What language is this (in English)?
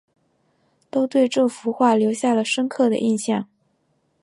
Chinese